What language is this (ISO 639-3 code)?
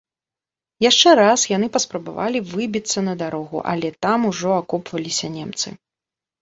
bel